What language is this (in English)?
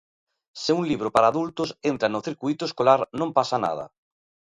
Galician